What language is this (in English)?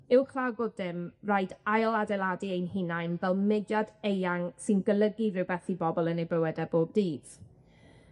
Welsh